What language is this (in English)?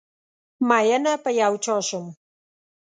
Pashto